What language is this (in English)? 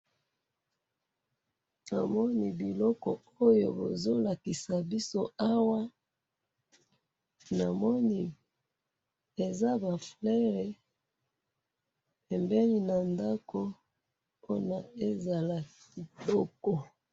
Lingala